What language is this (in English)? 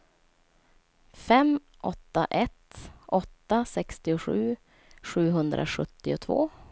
Swedish